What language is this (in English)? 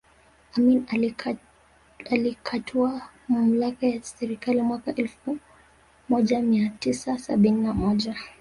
Swahili